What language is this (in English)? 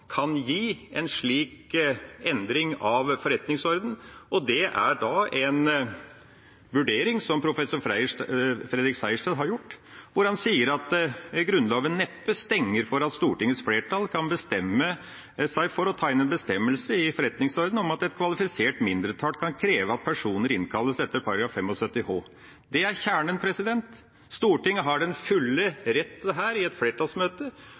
Norwegian Bokmål